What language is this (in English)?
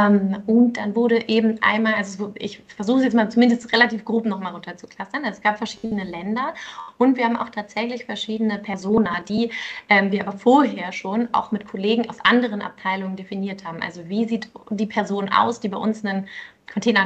German